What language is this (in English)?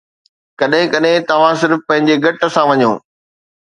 Sindhi